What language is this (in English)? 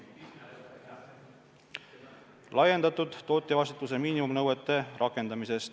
Estonian